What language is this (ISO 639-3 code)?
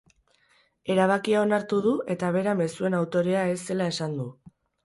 eus